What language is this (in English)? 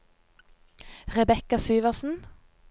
Norwegian